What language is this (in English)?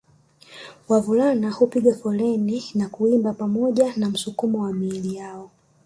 Swahili